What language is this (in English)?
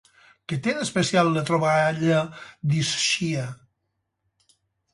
Catalan